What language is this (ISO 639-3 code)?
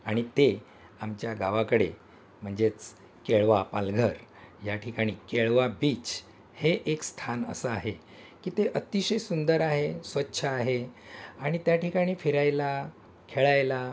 mar